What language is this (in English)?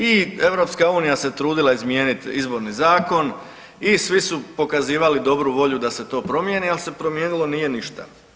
Croatian